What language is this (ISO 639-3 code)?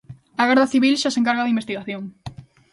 glg